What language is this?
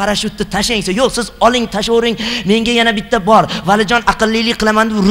Turkish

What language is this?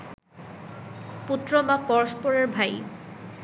Bangla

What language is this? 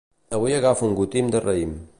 Catalan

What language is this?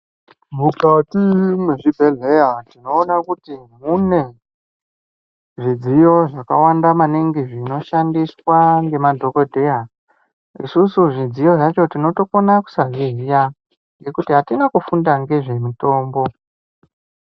Ndau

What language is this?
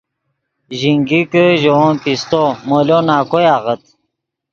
Yidgha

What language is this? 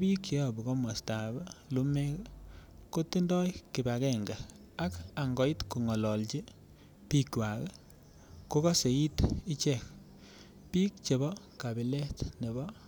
Kalenjin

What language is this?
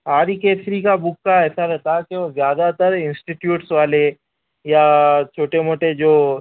Urdu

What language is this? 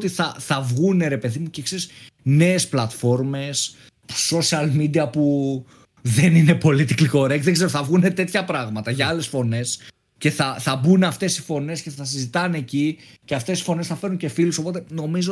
Greek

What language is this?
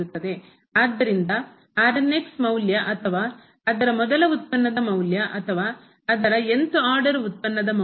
Kannada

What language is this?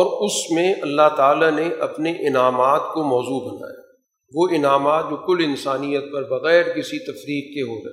Urdu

